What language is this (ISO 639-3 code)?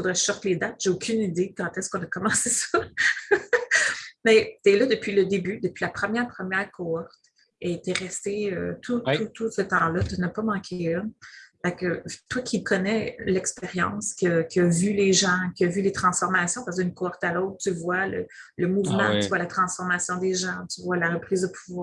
fra